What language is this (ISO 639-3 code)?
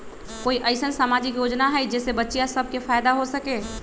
mag